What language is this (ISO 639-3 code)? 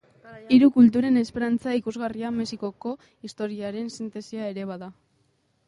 eus